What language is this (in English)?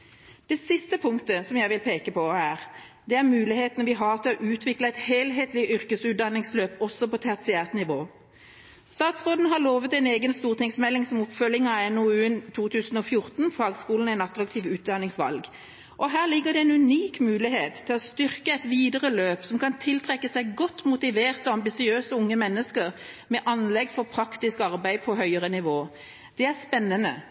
Norwegian Bokmål